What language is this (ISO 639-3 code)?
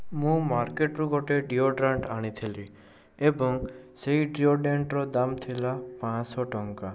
ori